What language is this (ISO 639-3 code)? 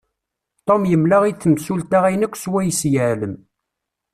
kab